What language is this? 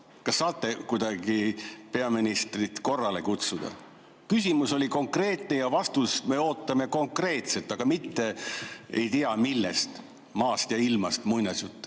Estonian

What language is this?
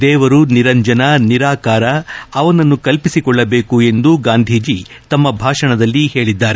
Kannada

